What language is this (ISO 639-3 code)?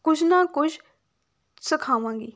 pan